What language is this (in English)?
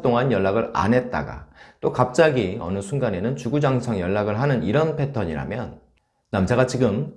Korean